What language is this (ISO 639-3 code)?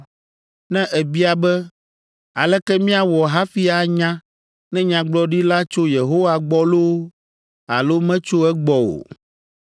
ewe